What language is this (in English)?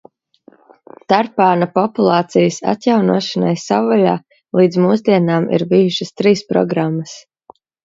Latvian